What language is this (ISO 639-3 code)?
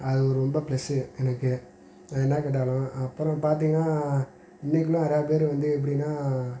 tam